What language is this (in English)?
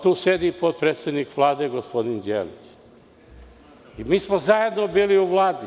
Serbian